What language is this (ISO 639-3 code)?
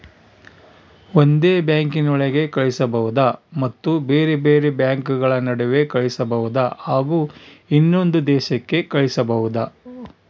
kan